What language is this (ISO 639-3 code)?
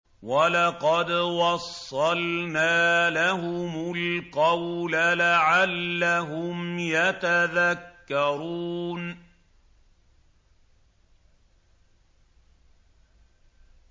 ara